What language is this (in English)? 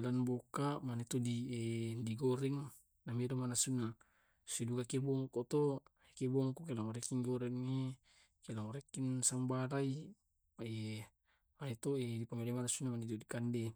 Tae'